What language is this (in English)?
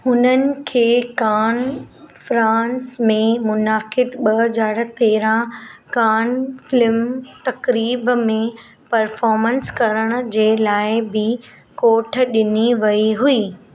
Sindhi